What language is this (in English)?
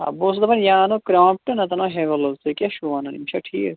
Kashmiri